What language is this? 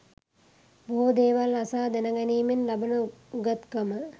Sinhala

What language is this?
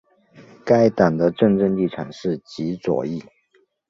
Chinese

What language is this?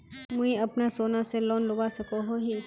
Magahi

